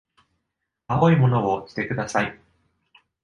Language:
Japanese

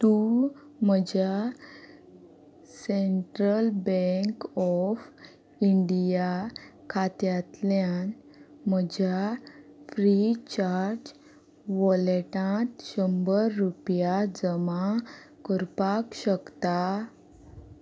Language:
Konkani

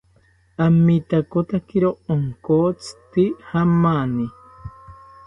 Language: South Ucayali Ashéninka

